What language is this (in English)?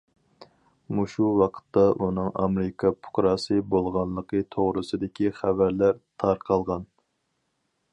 Uyghur